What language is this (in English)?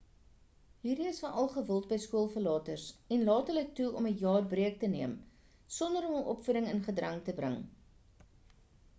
Afrikaans